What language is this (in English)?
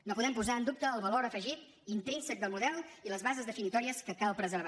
Catalan